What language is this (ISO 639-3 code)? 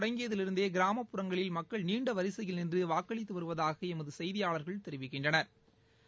tam